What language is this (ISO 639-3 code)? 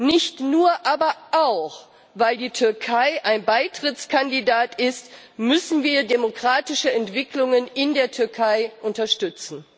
deu